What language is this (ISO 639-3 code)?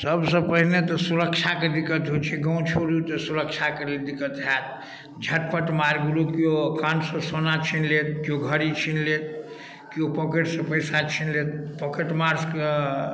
mai